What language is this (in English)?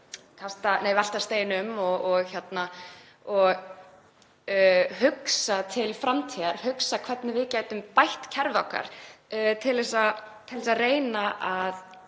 Icelandic